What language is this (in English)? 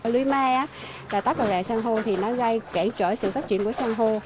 Vietnamese